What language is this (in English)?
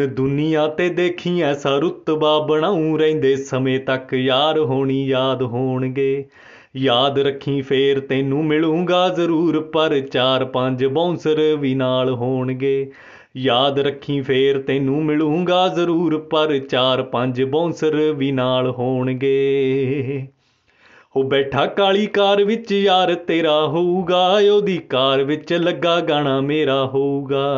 Hindi